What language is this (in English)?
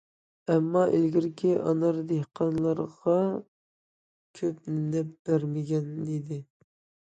Uyghur